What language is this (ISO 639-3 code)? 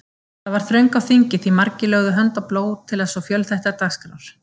isl